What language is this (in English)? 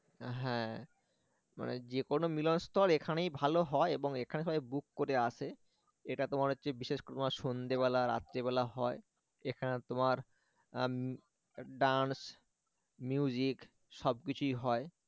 Bangla